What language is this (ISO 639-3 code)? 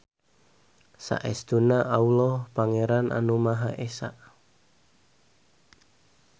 sun